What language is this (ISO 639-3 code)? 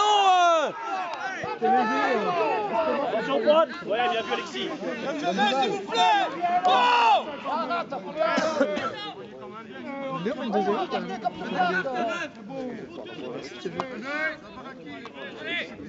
fra